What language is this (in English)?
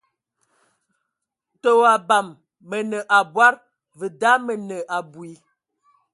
Ewondo